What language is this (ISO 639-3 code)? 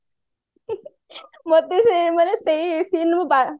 ori